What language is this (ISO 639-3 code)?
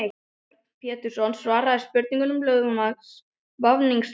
isl